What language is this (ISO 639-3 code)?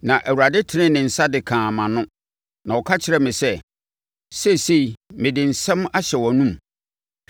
aka